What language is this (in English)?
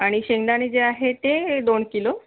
Marathi